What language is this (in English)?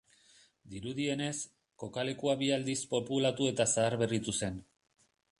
Basque